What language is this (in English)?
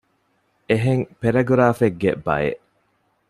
Divehi